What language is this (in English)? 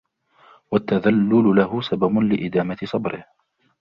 Arabic